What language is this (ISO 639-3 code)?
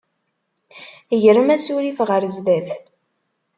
kab